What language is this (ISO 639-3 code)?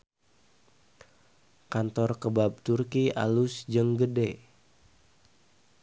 sun